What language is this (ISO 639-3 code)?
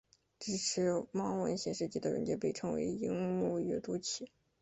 zho